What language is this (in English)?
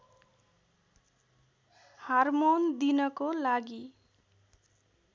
Nepali